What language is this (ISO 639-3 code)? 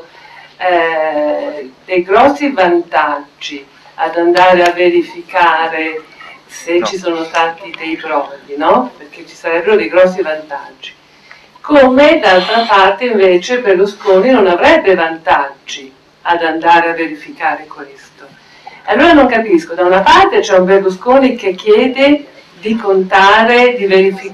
ita